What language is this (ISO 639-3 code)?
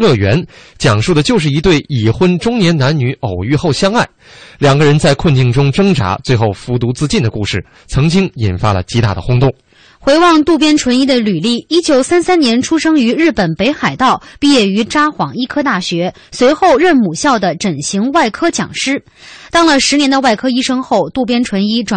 zho